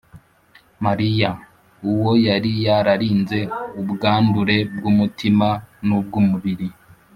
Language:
Kinyarwanda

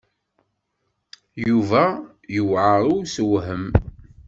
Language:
Kabyle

